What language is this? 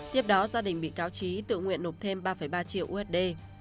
Vietnamese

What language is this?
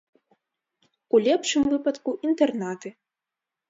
Belarusian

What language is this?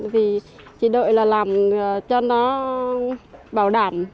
Vietnamese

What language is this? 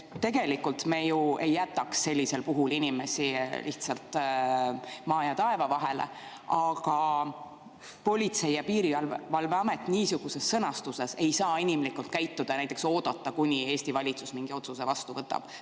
Estonian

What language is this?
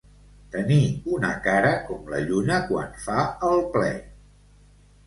Catalan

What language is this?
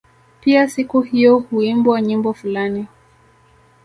Swahili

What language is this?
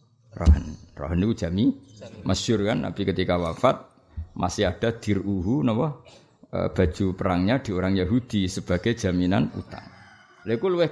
Indonesian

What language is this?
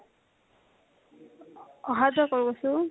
Assamese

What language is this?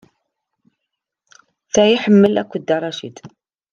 Kabyle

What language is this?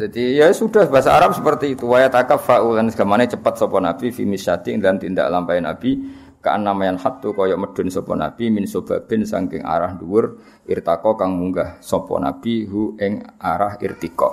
Malay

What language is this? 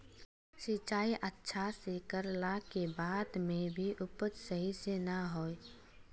Magahi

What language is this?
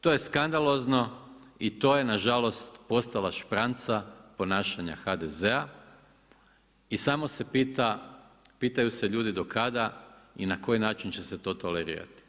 Croatian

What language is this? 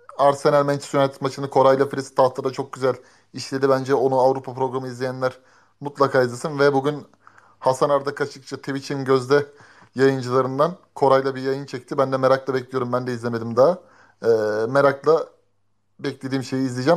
Turkish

